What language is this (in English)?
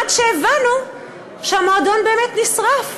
Hebrew